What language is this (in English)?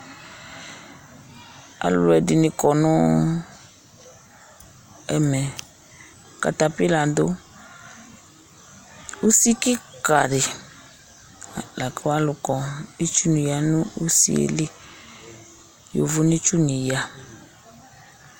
Ikposo